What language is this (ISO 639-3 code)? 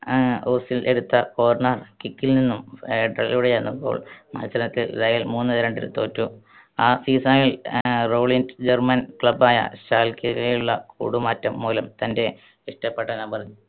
mal